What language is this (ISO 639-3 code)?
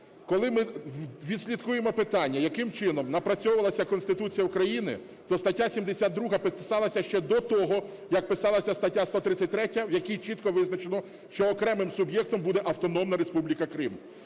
ukr